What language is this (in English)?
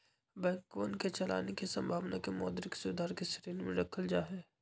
Magahi